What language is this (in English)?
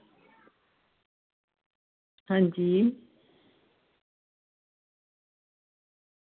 Dogri